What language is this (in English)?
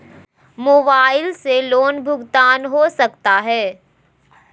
Magahi